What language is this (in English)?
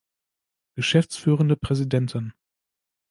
German